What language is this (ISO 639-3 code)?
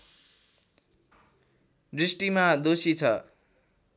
nep